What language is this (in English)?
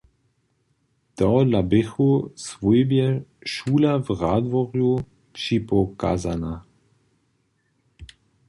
Upper Sorbian